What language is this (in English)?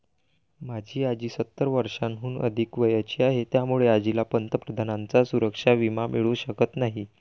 Marathi